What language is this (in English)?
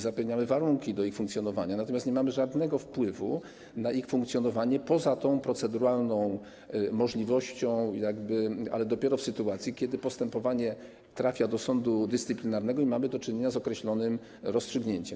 Polish